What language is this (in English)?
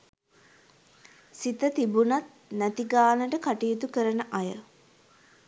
Sinhala